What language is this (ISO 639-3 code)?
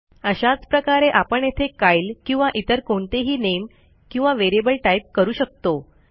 mar